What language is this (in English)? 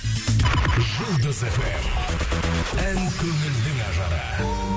Kazakh